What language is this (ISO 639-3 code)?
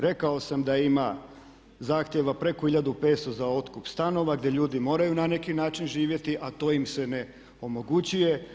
hrv